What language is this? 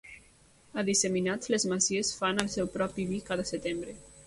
Catalan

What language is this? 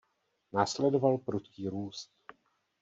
Czech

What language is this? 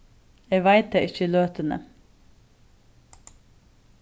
Faroese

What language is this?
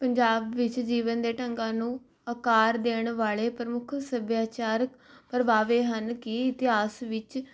Punjabi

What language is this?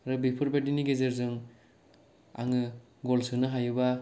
Bodo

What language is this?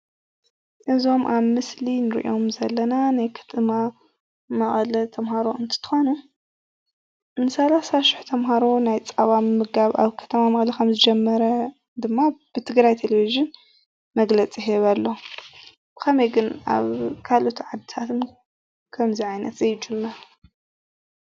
Tigrinya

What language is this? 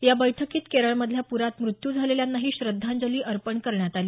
Marathi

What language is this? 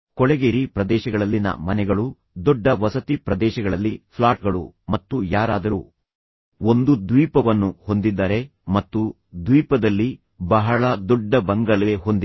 Kannada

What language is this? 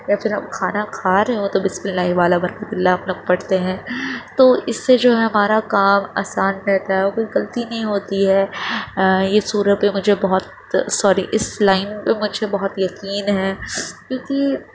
Urdu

